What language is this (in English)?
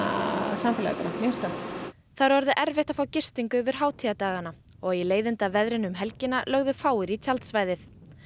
Icelandic